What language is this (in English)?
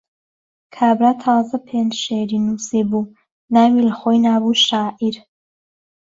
Central Kurdish